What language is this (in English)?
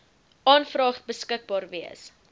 Afrikaans